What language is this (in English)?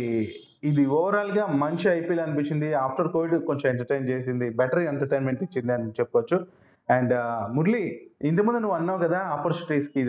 Telugu